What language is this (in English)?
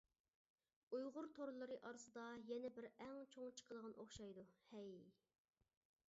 Uyghur